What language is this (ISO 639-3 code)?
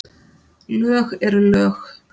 isl